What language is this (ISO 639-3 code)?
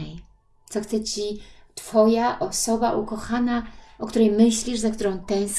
pol